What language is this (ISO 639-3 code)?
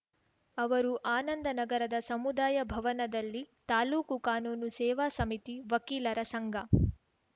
kan